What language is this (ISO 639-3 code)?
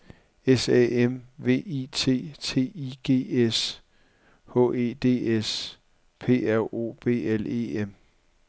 dan